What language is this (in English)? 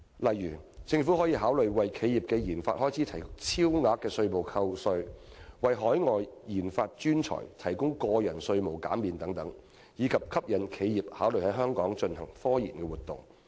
Cantonese